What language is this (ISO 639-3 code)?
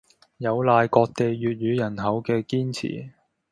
yue